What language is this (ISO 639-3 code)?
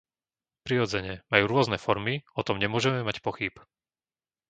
slk